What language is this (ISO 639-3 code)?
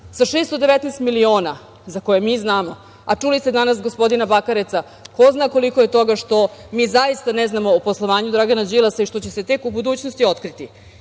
srp